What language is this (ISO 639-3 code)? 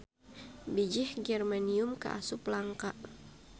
sun